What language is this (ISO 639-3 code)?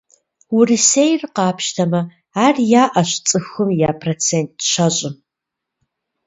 kbd